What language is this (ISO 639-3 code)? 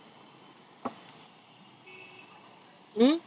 mar